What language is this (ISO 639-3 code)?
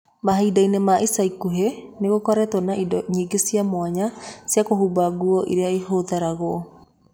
kik